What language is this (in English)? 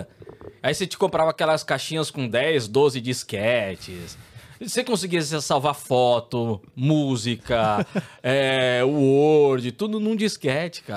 Portuguese